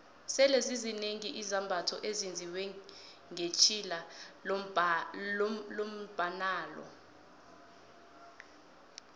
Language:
South Ndebele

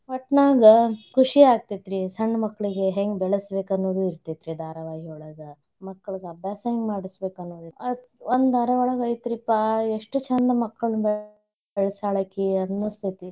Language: Kannada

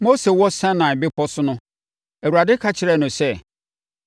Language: Akan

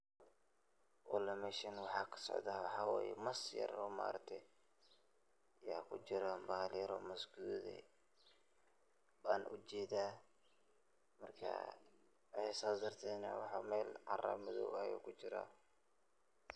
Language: Somali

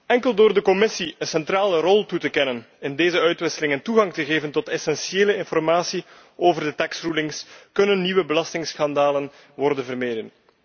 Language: Dutch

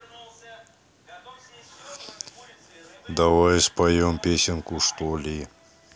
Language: Russian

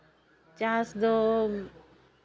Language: Santali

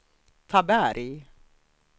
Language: Swedish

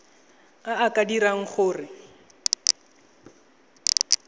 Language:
Tswana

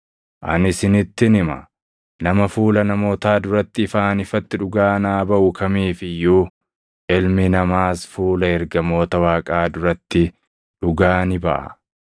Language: Oromo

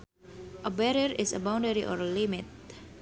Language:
Sundanese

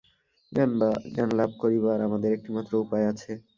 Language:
Bangla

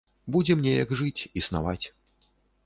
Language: Belarusian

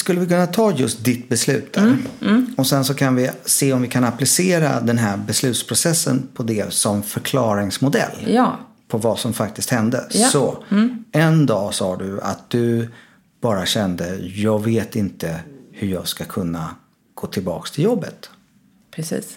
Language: Swedish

